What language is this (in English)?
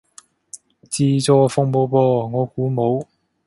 Cantonese